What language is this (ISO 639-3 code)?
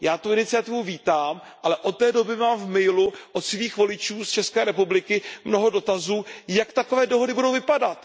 ces